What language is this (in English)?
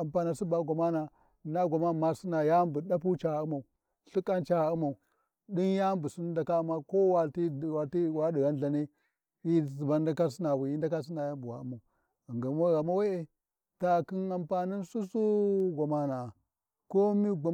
Warji